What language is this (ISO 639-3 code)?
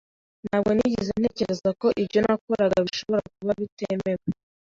kin